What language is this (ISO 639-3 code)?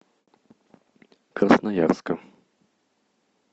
rus